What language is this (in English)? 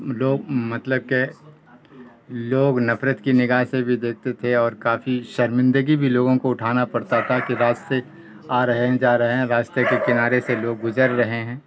Urdu